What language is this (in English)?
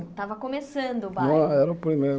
Portuguese